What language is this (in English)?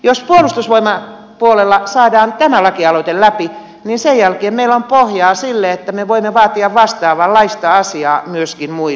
Finnish